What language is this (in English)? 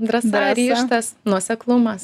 Lithuanian